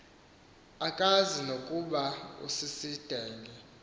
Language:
Xhosa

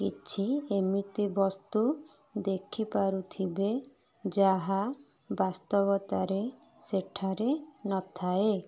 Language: Odia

